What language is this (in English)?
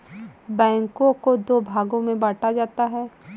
Hindi